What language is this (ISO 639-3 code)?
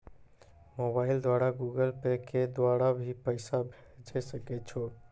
mai